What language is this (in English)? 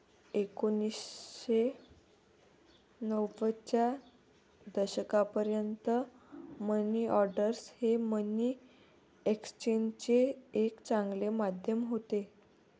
Marathi